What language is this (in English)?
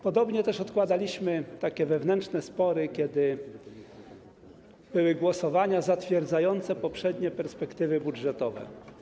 Polish